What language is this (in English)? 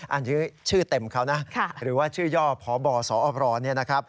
Thai